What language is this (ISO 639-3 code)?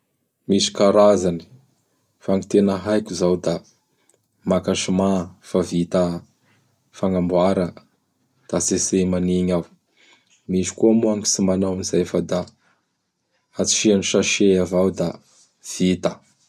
bhr